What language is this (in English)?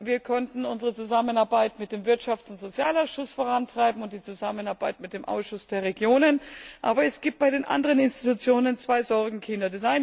German